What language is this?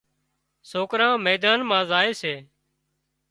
Wadiyara Koli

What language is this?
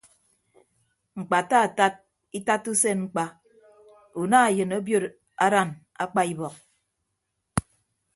Ibibio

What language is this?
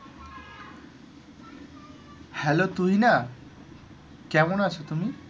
Bangla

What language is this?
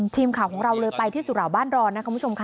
Thai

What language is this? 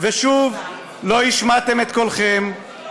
Hebrew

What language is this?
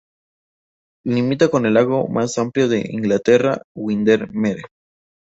Spanish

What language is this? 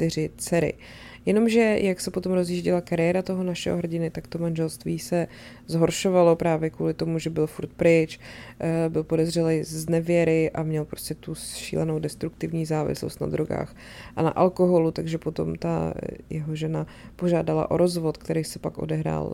Czech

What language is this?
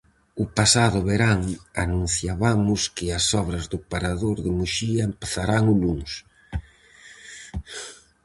Galician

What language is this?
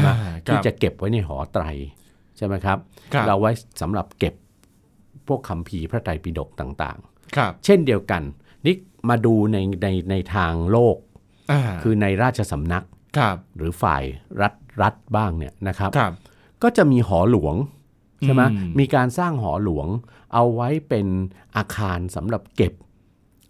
Thai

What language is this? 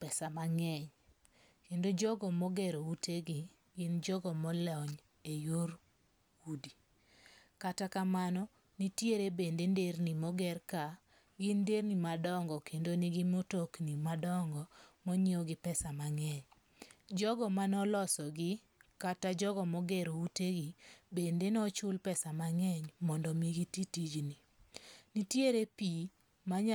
Luo (Kenya and Tanzania)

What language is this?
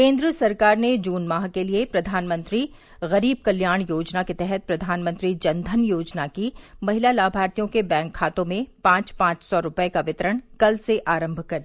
Hindi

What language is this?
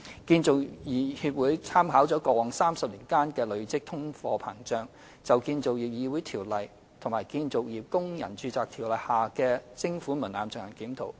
Cantonese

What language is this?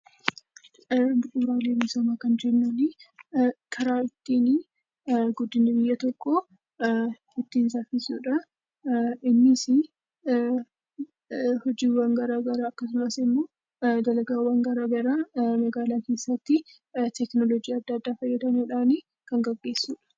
Oromo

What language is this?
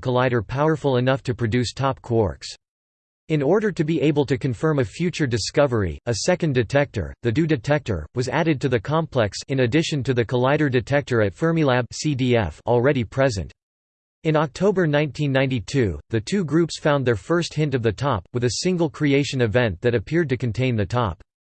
English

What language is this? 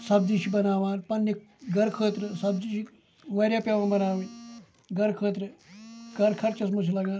Kashmiri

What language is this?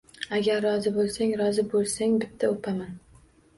Uzbek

